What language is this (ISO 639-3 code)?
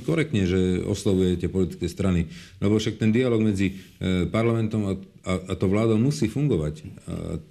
slk